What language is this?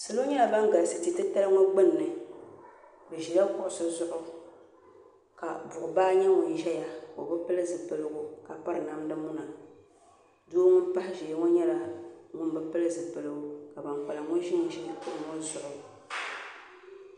Dagbani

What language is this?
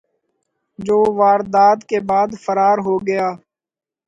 Urdu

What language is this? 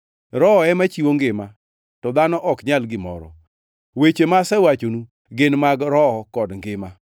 Luo (Kenya and Tanzania)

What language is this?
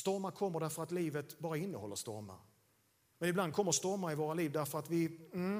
Swedish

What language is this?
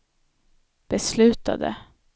Swedish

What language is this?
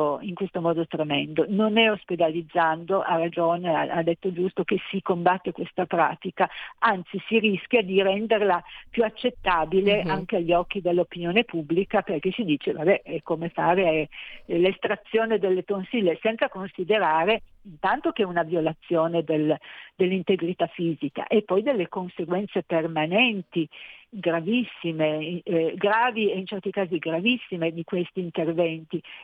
Italian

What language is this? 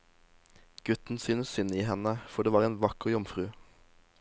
Norwegian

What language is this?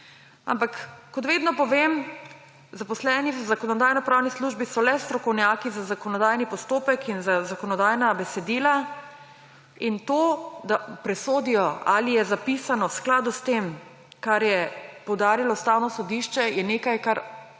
Slovenian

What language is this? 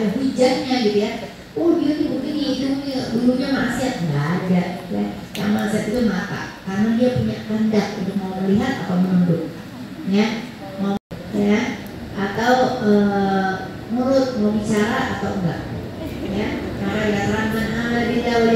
Indonesian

